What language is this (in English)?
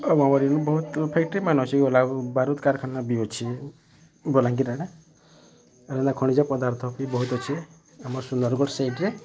Odia